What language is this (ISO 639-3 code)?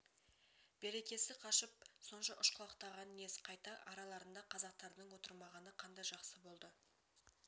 kaz